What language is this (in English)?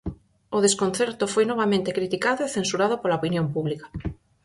Galician